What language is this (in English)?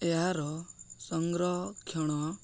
Odia